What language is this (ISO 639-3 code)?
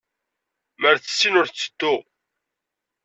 kab